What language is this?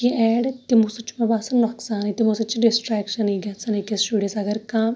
Kashmiri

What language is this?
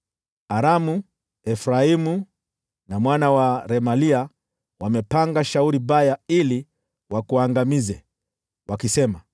Swahili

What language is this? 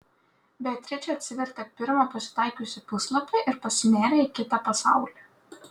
Lithuanian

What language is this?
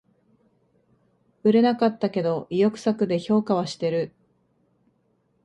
Japanese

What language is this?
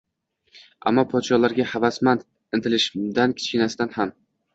Uzbek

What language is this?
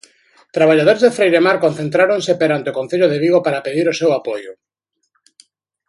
Galician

